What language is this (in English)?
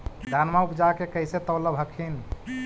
Magahi